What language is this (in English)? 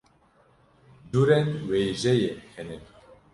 Kurdish